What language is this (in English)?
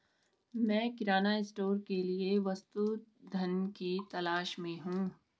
Hindi